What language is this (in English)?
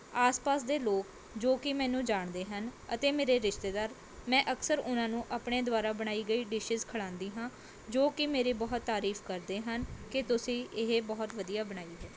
Punjabi